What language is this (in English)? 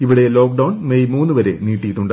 Malayalam